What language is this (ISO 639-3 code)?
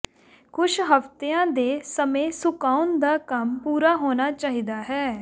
pan